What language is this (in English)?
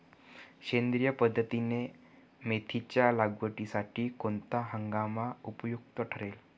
Marathi